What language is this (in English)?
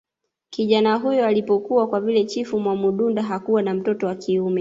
Swahili